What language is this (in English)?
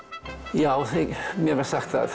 Icelandic